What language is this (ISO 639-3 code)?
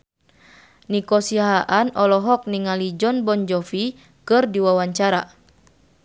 sun